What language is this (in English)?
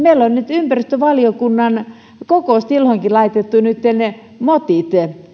Finnish